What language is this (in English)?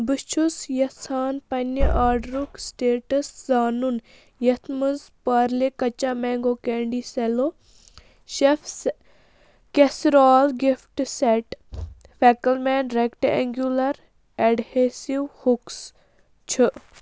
Kashmiri